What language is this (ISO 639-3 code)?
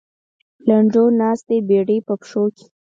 pus